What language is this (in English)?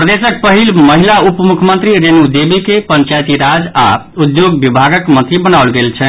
Maithili